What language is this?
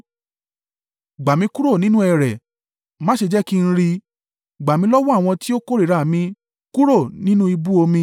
Yoruba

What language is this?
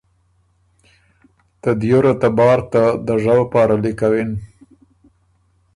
Ormuri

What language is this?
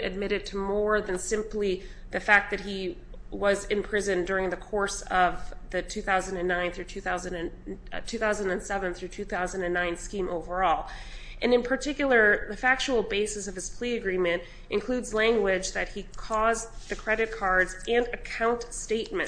English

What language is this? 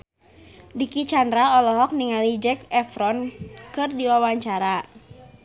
Sundanese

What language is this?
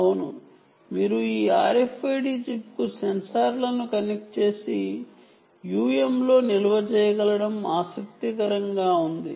Telugu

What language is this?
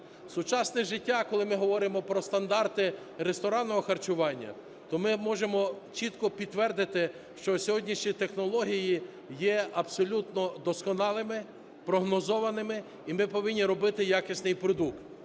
Ukrainian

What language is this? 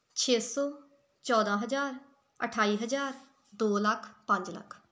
Punjabi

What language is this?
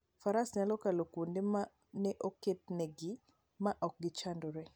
Luo (Kenya and Tanzania)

